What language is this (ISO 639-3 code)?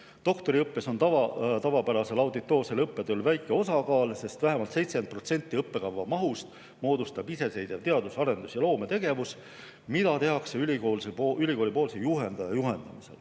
est